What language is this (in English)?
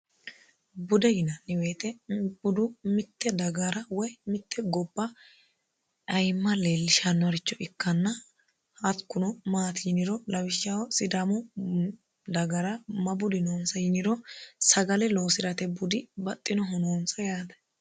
Sidamo